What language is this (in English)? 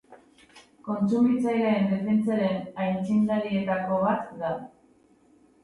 Basque